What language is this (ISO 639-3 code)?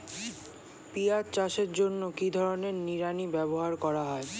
ben